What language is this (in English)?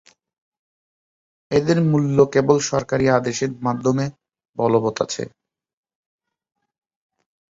Bangla